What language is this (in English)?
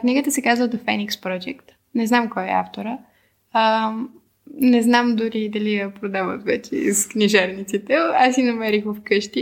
Bulgarian